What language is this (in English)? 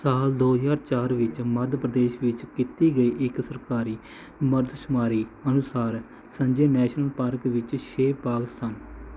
Punjabi